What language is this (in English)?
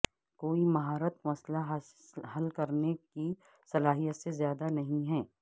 Urdu